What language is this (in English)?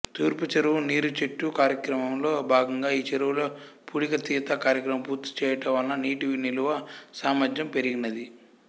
Telugu